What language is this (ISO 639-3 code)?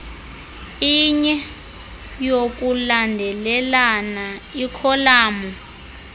xho